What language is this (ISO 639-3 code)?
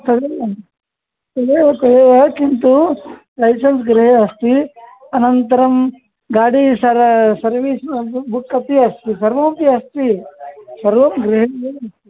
san